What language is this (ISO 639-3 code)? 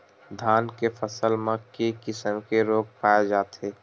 hne